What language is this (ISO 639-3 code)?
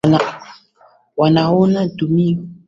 swa